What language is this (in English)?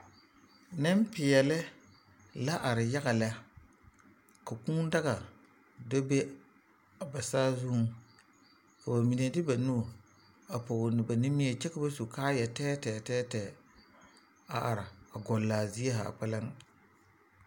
Southern Dagaare